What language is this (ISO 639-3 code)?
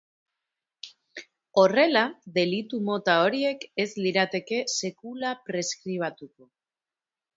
eus